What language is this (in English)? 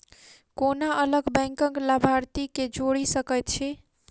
Maithili